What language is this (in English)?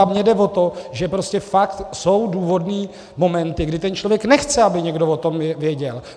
Czech